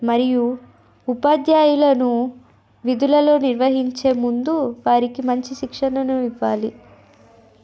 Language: Telugu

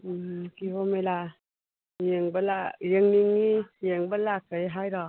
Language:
Manipuri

